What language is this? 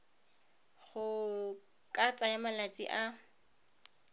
Tswana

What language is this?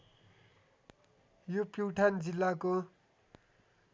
Nepali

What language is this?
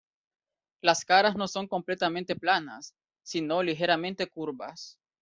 Spanish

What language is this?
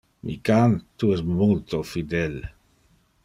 Interlingua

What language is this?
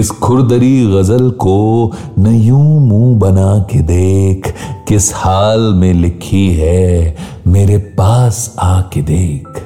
Hindi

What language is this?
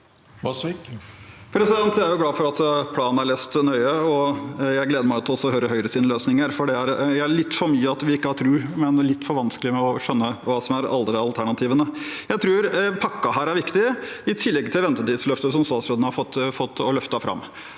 Norwegian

